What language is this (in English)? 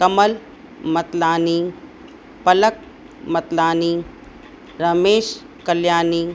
Sindhi